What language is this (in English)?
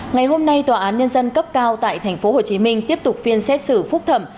Vietnamese